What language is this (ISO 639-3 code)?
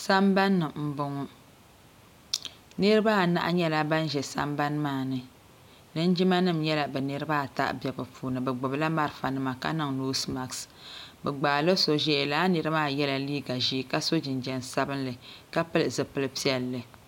dag